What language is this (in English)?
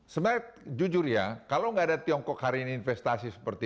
Indonesian